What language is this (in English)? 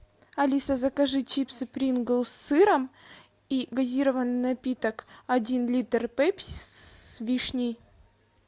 Russian